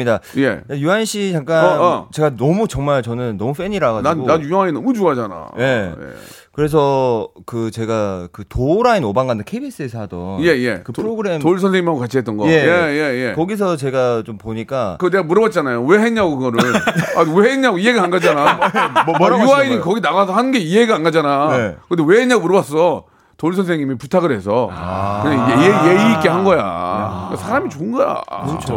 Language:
Korean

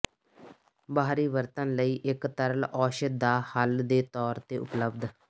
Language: Punjabi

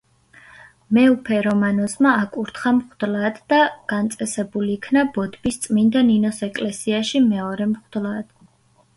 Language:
Georgian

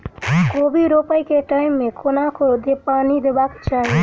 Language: Maithili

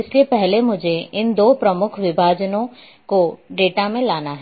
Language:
Hindi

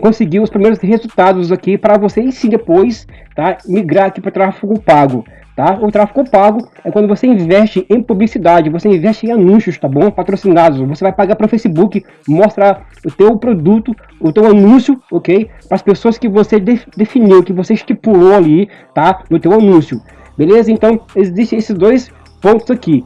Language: Portuguese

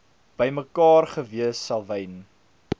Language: Afrikaans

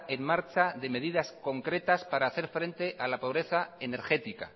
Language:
Spanish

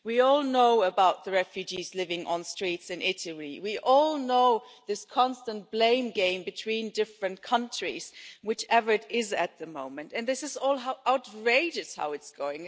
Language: English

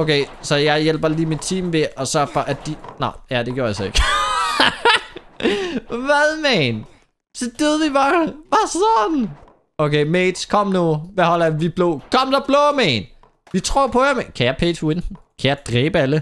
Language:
Danish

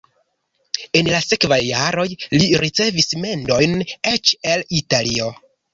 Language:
Esperanto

